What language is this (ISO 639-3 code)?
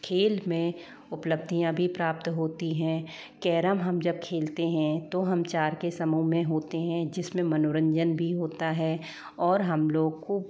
hin